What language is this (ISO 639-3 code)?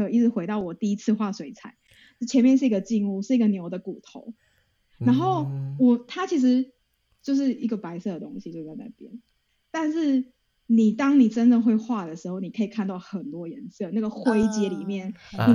zho